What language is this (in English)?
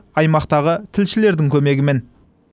Kazakh